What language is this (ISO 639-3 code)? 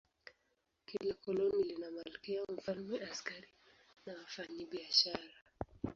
swa